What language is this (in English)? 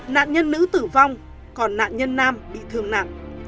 Vietnamese